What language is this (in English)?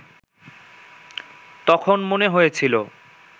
Bangla